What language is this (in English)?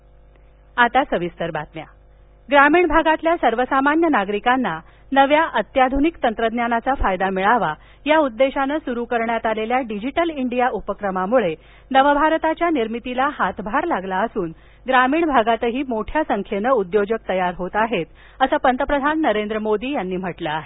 Marathi